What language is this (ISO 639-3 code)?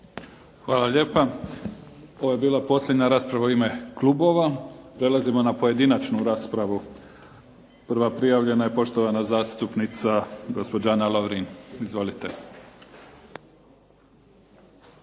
hrv